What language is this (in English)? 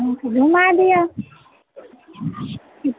Maithili